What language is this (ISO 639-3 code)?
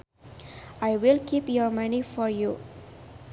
sun